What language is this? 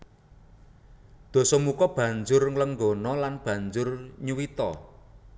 Javanese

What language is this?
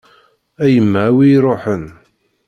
Kabyle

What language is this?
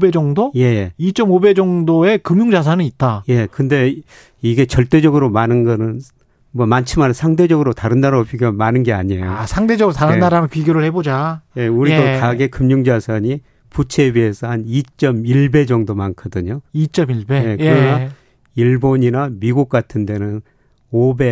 Korean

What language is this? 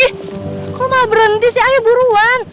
Indonesian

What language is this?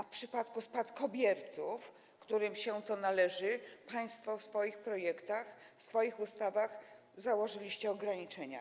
Polish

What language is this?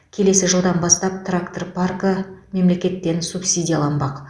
Kazakh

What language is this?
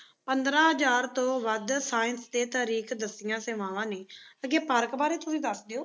Punjabi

